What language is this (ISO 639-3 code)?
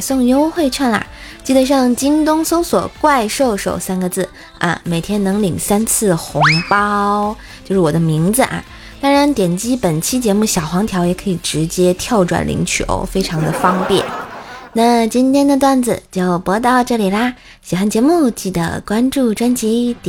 zho